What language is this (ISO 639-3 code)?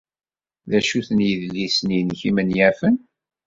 kab